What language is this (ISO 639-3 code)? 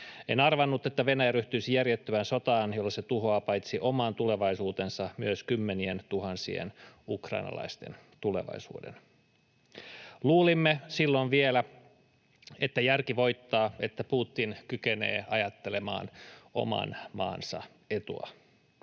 fin